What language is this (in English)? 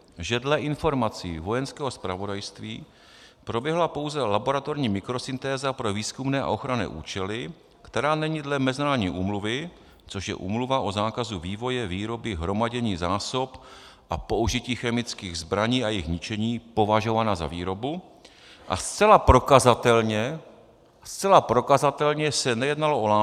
Czech